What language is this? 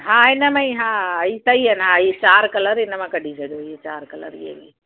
Sindhi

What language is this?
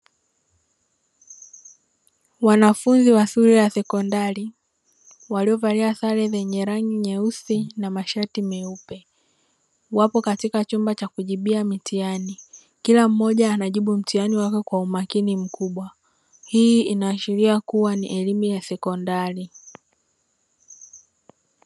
Swahili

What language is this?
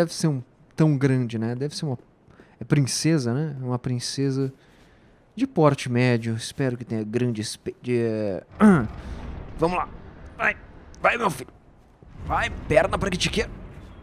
Portuguese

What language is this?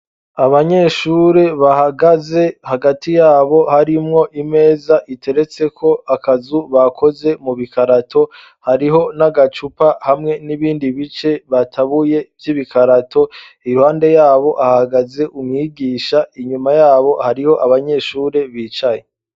Rundi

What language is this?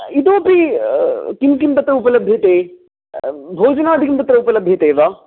Sanskrit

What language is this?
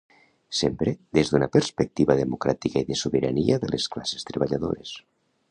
Catalan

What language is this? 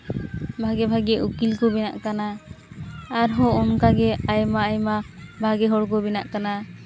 Santali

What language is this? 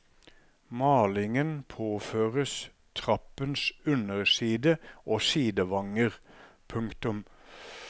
Norwegian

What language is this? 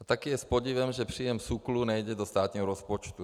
Czech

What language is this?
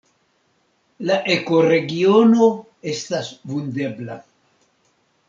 Esperanto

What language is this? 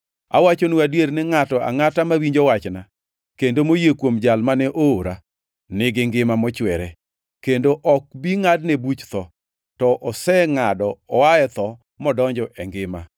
Luo (Kenya and Tanzania)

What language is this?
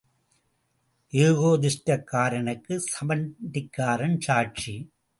Tamil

